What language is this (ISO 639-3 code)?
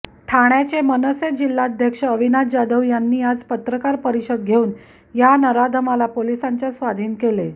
mar